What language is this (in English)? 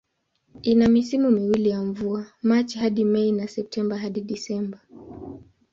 Swahili